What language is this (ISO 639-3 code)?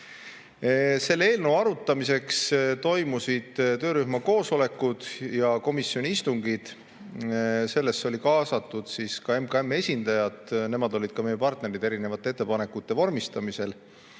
est